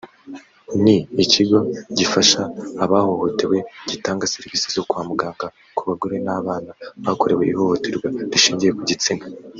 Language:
Kinyarwanda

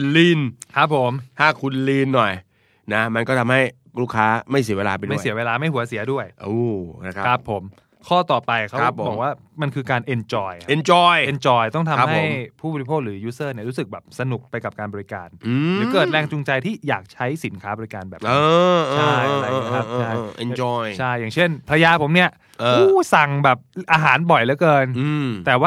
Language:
Thai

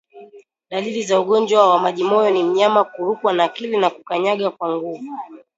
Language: Swahili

